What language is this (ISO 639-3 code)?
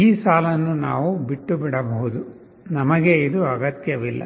kan